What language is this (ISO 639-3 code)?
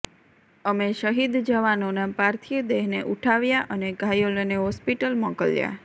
guj